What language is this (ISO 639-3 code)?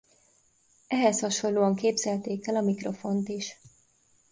hun